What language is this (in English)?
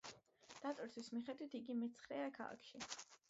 Georgian